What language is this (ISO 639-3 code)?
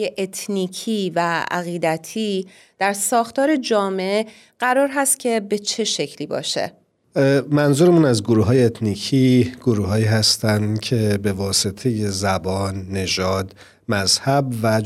fas